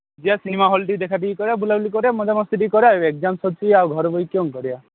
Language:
Odia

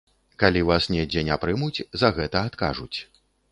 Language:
Belarusian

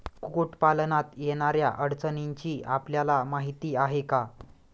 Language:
Marathi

